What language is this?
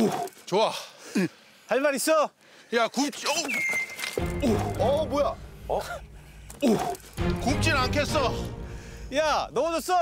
Korean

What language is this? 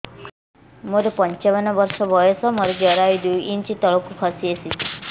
Odia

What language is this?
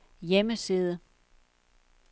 Danish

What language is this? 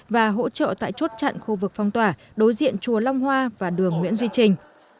Vietnamese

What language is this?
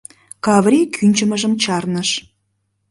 Mari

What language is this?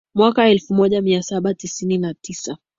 Swahili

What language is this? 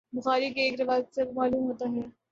Urdu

